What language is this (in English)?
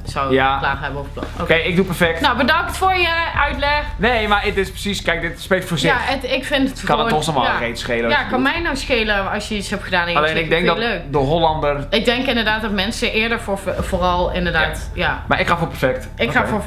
Dutch